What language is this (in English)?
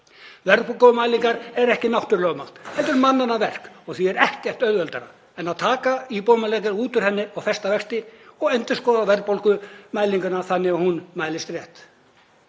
Icelandic